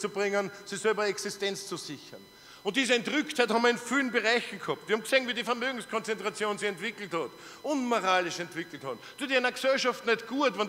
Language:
German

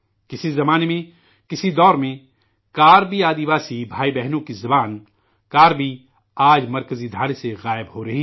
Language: Urdu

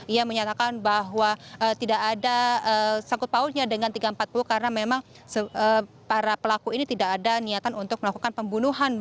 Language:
Indonesian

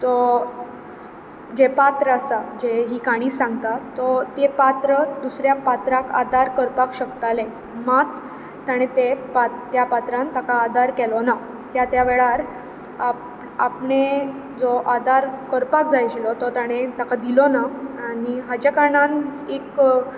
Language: Konkani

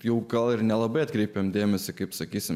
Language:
Lithuanian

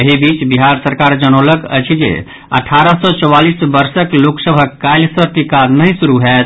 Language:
Maithili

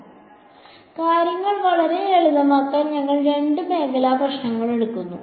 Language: Malayalam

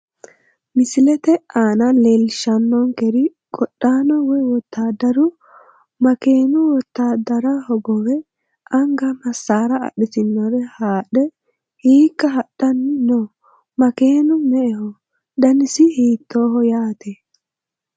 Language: Sidamo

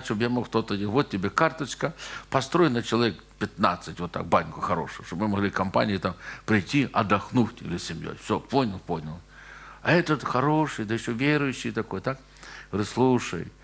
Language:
Russian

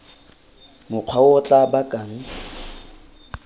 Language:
Tswana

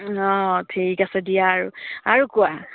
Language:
Assamese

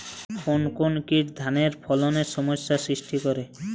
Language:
Bangla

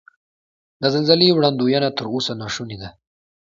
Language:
Pashto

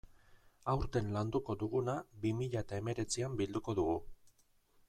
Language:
Basque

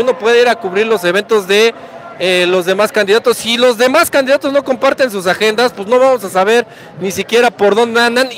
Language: Spanish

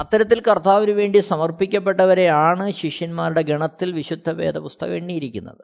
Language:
Malayalam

